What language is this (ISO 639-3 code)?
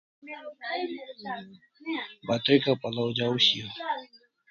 kls